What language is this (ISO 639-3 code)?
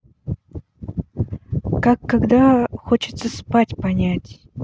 rus